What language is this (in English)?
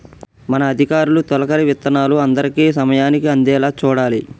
Telugu